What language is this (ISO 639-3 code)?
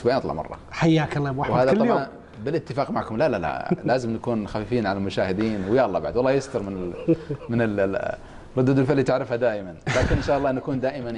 ara